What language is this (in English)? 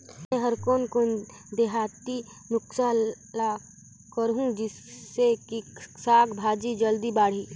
Chhattisgarhi